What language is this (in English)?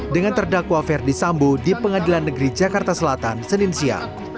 Indonesian